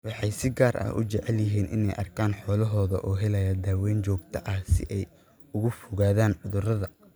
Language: Somali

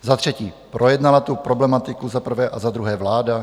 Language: Czech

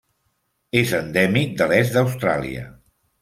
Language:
Catalan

